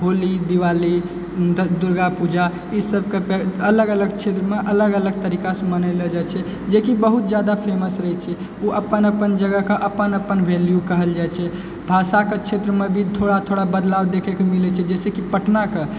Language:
Maithili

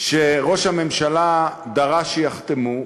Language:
Hebrew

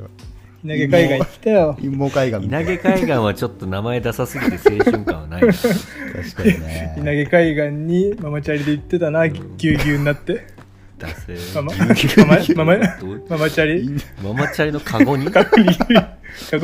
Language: Japanese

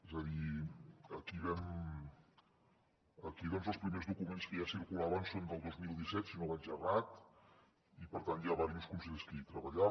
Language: Catalan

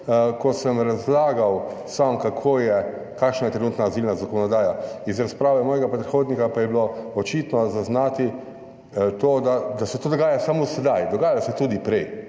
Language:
Slovenian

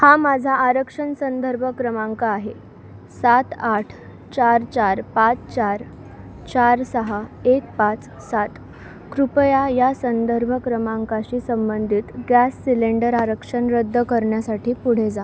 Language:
Marathi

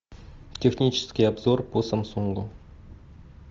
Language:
Russian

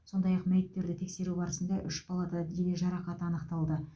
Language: Kazakh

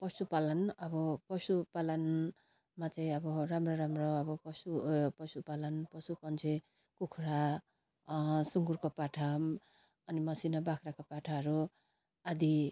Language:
Nepali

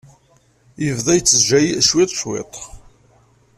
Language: Kabyle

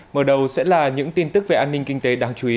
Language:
Vietnamese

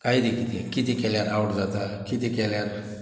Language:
Konkani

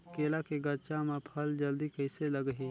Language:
Chhattisgarhi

